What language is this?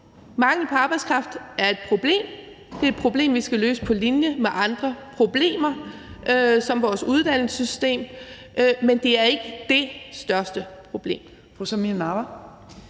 Danish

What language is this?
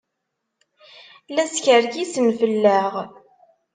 Kabyle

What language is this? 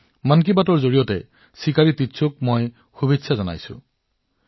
Assamese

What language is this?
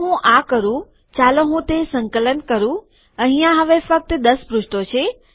Gujarati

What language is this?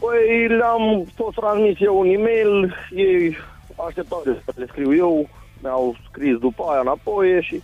Romanian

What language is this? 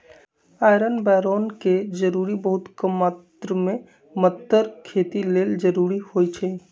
Magahi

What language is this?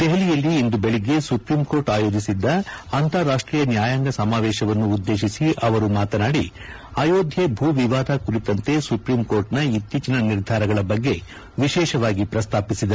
Kannada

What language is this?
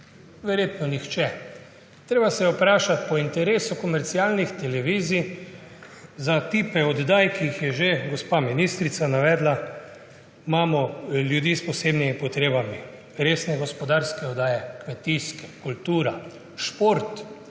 Slovenian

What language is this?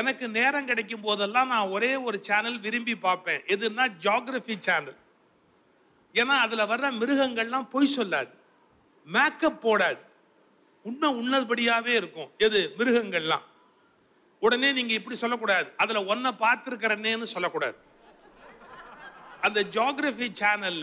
Tamil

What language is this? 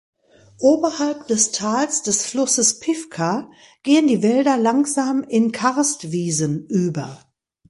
German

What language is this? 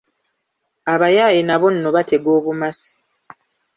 Ganda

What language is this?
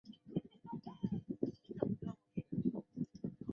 Chinese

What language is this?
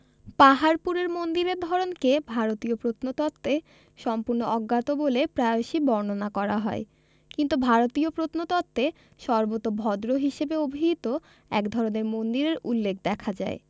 Bangla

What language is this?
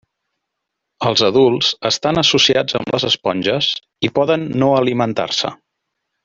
Catalan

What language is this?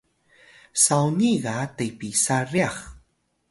Atayal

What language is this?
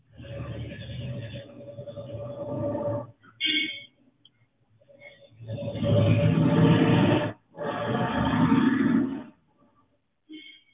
Punjabi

